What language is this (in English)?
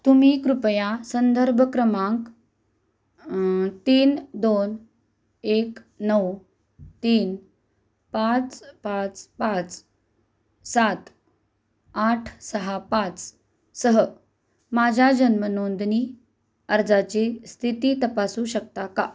Marathi